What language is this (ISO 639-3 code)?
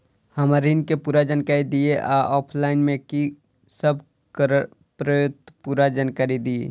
mai